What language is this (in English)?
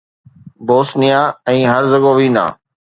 Sindhi